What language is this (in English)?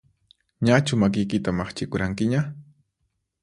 Puno Quechua